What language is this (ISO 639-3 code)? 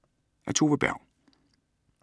dan